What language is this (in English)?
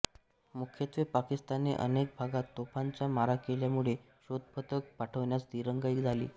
Marathi